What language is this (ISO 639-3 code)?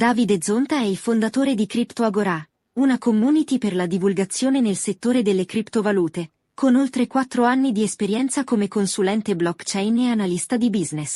ita